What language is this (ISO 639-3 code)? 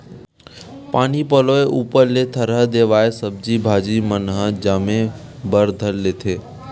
hne